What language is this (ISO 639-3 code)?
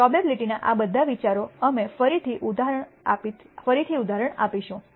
guj